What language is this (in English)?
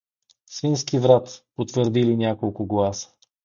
Bulgarian